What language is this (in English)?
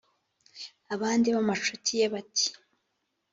Kinyarwanda